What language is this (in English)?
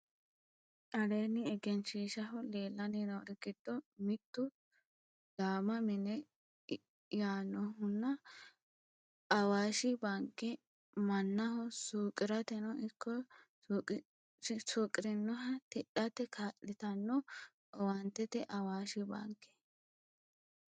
Sidamo